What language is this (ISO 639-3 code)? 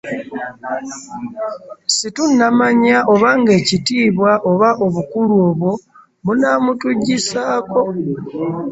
lug